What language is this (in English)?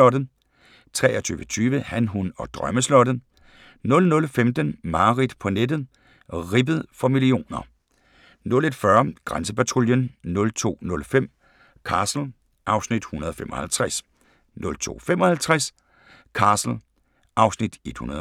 Danish